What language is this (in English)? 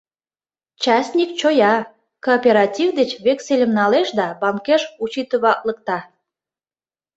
Mari